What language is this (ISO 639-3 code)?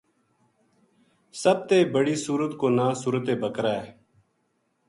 gju